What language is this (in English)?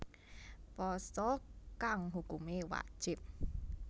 Javanese